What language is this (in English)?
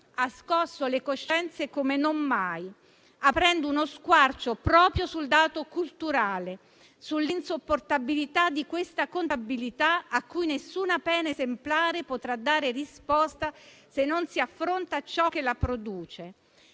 Italian